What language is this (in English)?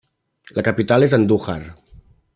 Catalan